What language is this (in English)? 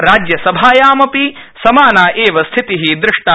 Sanskrit